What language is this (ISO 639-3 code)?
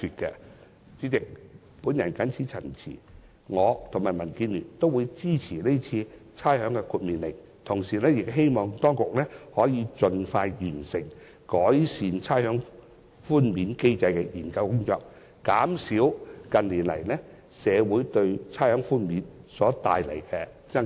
yue